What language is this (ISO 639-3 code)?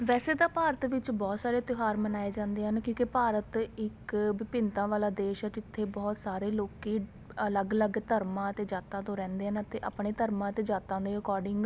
pan